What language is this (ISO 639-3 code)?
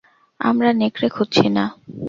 ben